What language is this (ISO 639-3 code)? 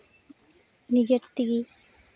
sat